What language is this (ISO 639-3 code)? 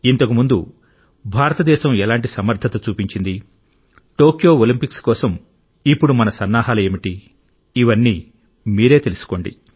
tel